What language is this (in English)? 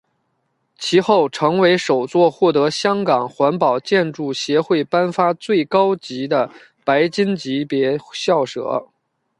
Chinese